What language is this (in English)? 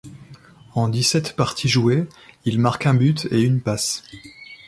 French